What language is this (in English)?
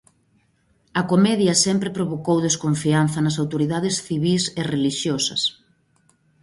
Galician